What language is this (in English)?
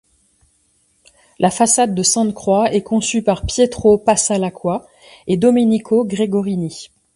French